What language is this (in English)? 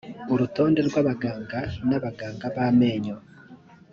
Kinyarwanda